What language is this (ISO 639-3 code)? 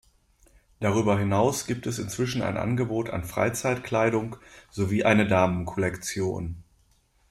deu